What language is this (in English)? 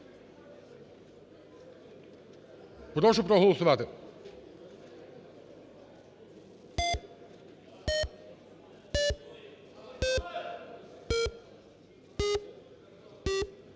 Ukrainian